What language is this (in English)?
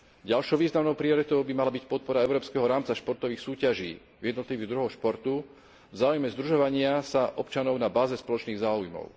Slovak